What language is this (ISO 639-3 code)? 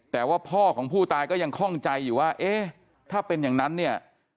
tha